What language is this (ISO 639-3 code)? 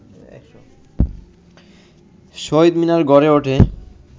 ben